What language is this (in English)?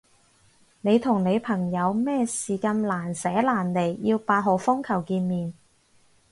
Cantonese